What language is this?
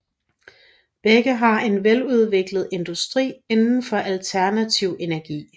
Danish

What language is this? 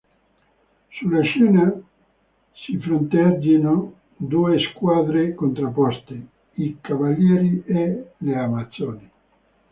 Italian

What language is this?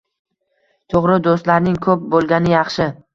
Uzbek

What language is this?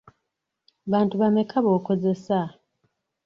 Ganda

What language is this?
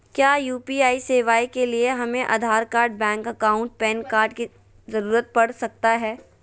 Magahi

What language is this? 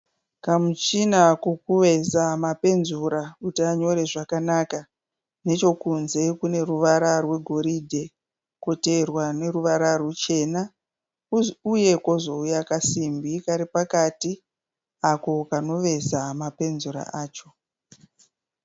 Shona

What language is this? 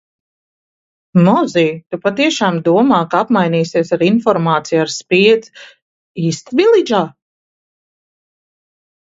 Latvian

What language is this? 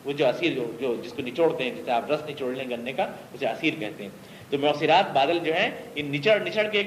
Urdu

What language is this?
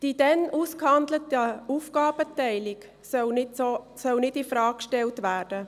Swiss German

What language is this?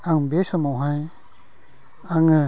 Bodo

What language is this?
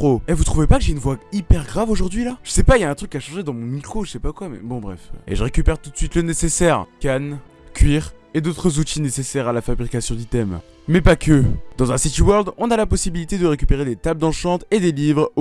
French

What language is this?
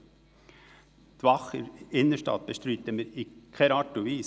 Swiss German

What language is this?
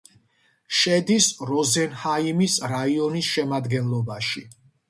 Georgian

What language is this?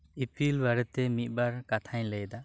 Santali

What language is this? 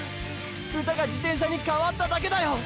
Japanese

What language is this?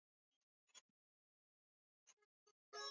Swahili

